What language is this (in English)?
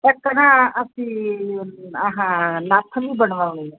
Punjabi